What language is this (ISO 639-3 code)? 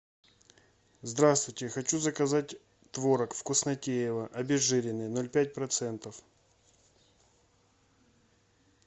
rus